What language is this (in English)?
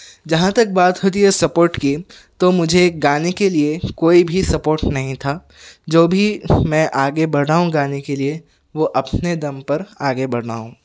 Urdu